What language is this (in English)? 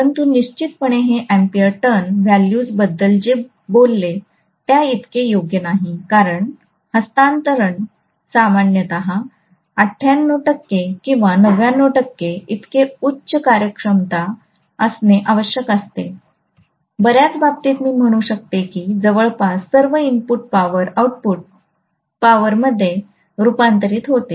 Marathi